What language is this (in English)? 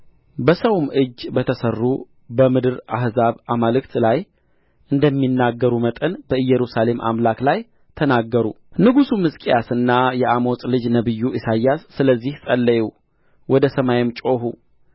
Amharic